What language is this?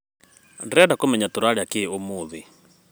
Kikuyu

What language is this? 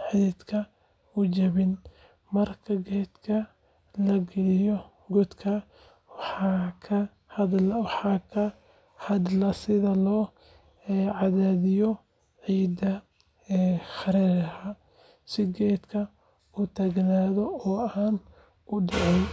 Somali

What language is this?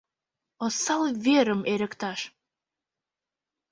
Mari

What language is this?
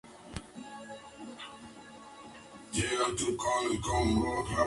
Spanish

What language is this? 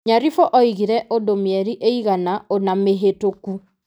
Kikuyu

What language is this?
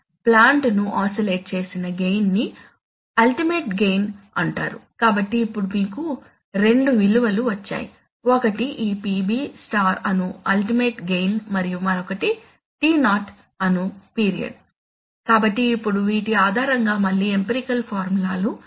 Telugu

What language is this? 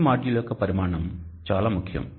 Telugu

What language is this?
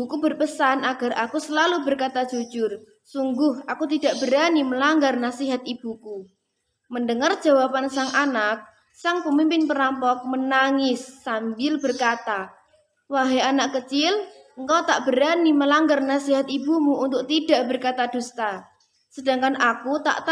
Indonesian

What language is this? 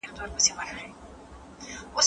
Pashto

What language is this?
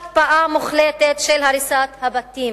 Hebrew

